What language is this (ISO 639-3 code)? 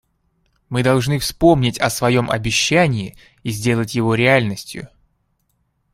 rus